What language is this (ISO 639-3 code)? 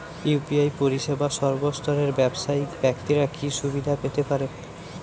ben